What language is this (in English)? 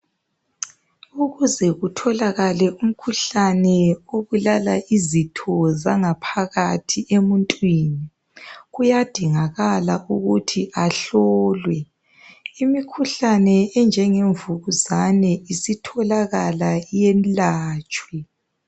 North Ndebele